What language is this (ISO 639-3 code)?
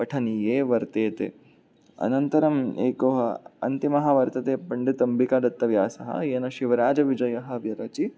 san